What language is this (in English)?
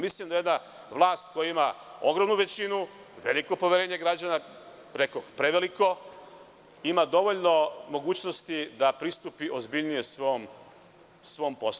Serbian